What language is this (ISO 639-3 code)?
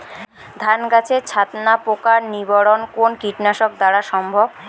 ben